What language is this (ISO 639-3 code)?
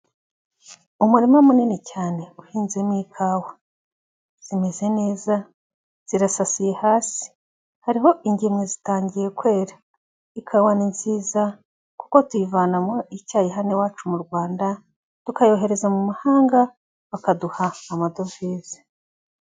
kin